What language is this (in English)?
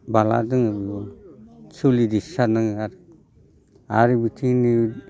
Bodo